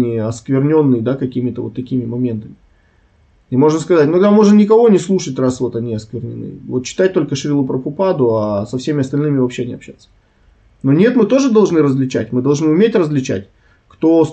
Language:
Russian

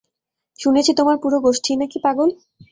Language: Bangla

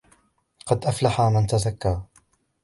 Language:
Arabic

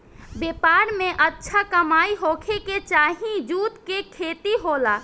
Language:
Bhojpuri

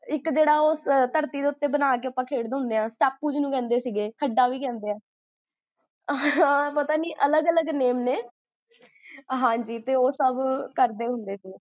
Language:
Punjabi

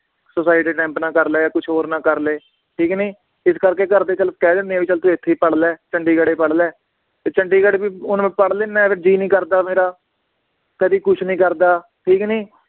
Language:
Punjabi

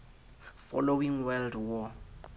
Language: Southern Sotho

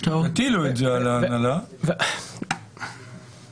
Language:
Hebrew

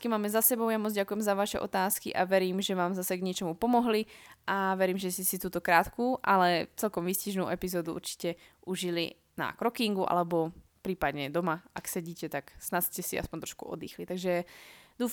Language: Slovak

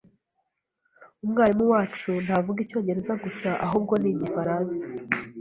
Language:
Kinyarwanda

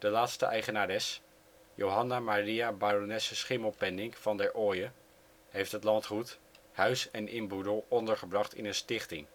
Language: Dutch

